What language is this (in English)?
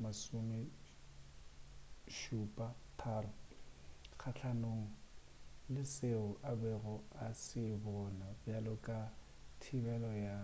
Northern Sotho